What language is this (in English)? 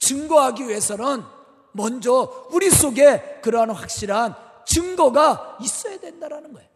Korean